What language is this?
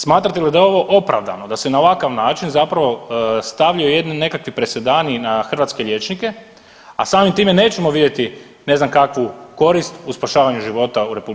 Croatian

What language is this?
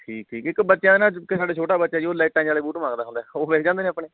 Punjabi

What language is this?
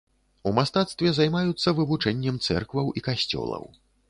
Belarusian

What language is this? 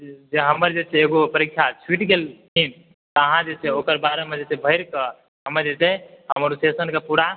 Maithili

